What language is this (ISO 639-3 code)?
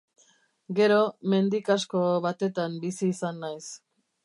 eus